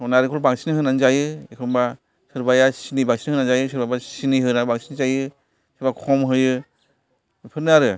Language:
Bodo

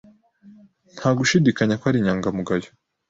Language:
Kinyarwanda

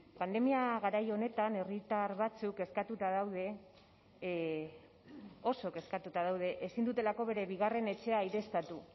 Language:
Basque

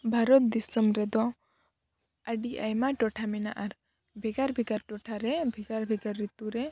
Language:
Santali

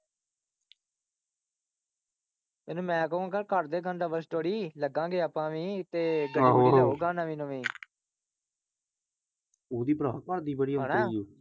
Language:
Punjabi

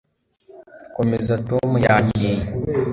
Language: Kinyarwanda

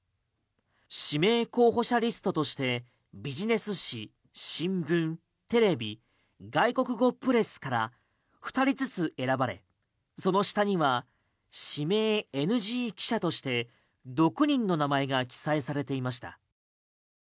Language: Japanese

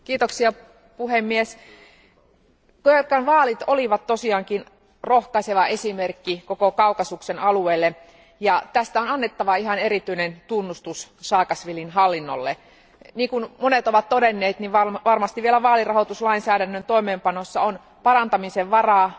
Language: Finnish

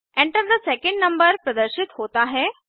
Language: Hindi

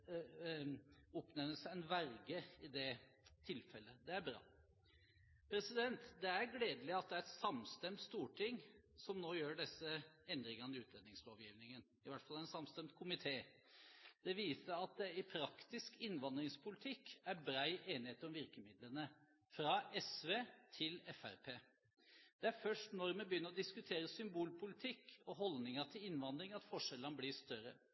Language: Norwegian Bokmål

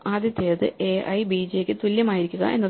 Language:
Malayalam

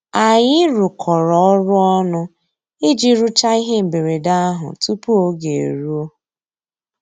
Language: Igbo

